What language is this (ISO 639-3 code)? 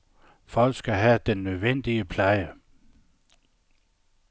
dan